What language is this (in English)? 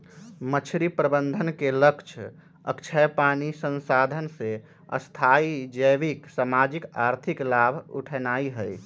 Magahi